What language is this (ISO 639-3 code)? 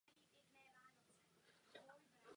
ces